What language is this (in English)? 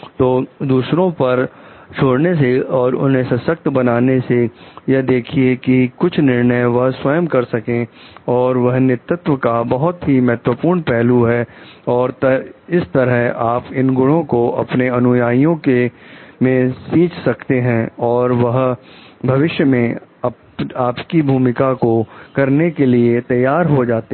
Hindi